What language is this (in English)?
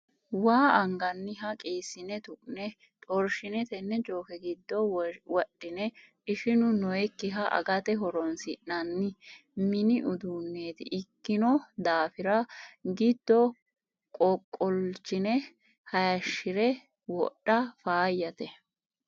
Sidamo